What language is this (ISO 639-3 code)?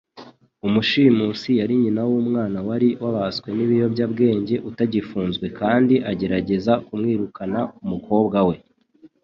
kin